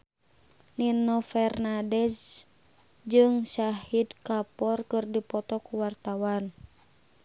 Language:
Sundanese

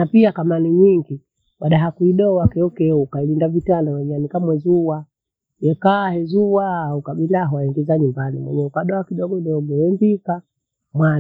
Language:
Bondei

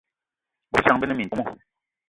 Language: Eton (Cameroon)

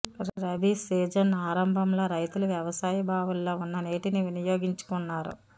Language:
Telugu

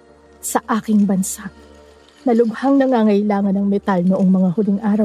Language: Filipino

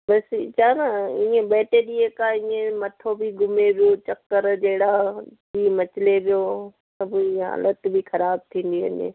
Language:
Sindhi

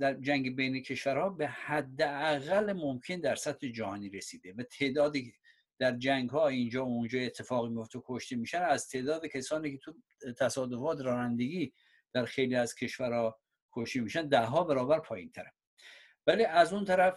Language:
Persian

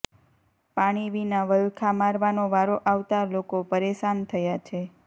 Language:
Gujarati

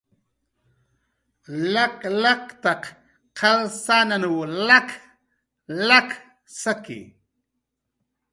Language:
Jaqaru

